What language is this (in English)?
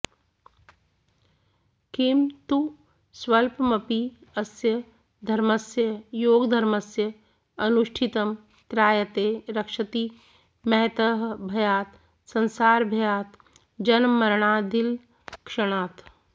Sanskrit